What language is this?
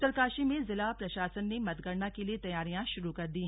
Hindi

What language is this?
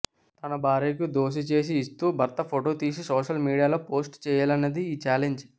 Telugu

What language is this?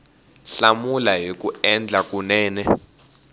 Tsonga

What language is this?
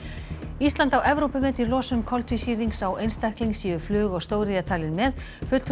Icelandic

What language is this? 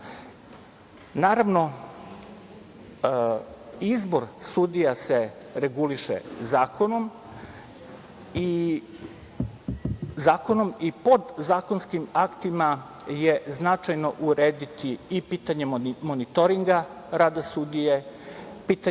Serbian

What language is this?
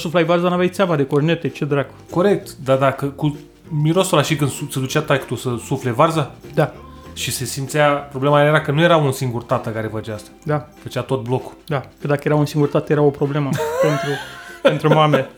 Romanian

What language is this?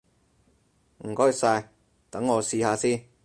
Cantonese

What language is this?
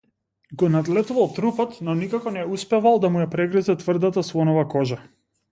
Macedonian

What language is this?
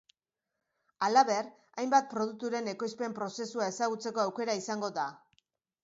Basque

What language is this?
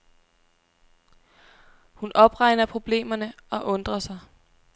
Danish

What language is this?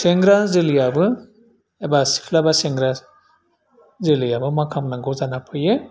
Bodo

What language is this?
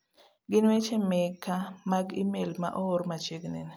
Luo (Kenya and Tanzania)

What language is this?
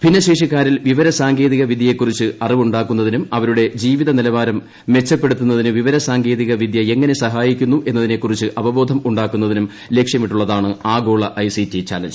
Malayalam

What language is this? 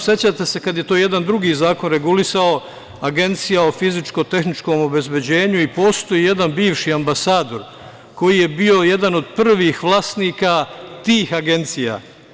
Serbian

